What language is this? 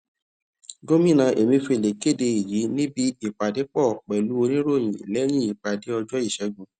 Yoruba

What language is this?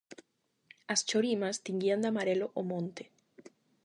Galician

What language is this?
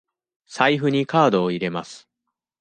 Japanese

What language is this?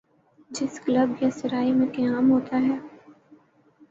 Urdu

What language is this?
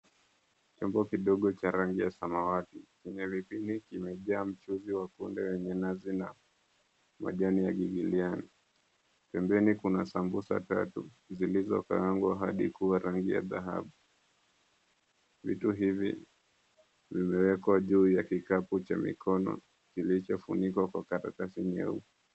Swahili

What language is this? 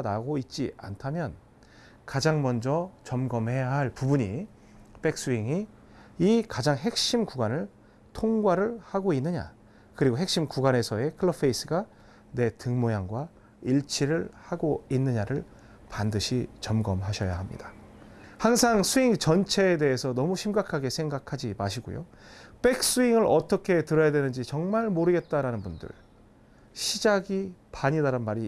Korean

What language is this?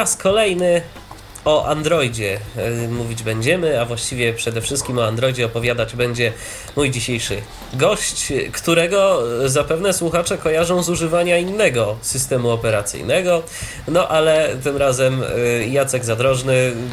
Polish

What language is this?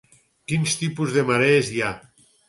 Catalan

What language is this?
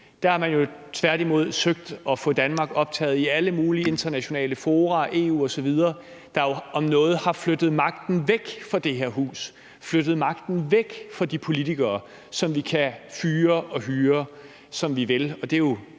Danish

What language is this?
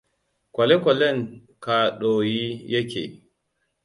Hausa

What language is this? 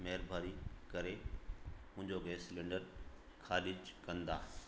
Sindhi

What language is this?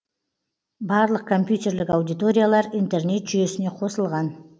Kazakh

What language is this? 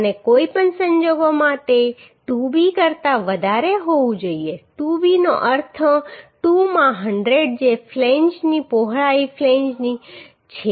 Gujarati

